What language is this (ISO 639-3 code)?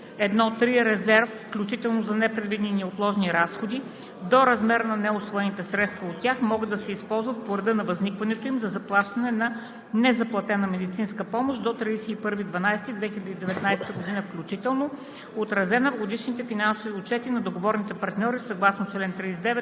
bul